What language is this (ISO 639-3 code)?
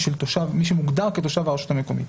heb